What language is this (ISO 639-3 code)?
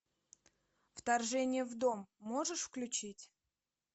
rus